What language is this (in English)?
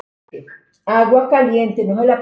Icelandic